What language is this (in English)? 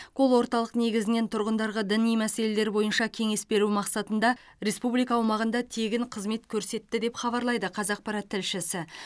Kazakh